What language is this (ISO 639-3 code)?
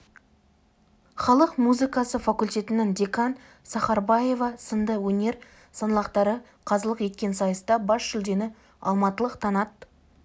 kaz